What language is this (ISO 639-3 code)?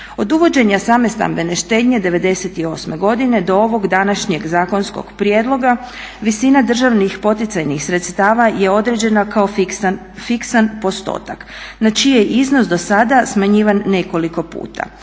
hrv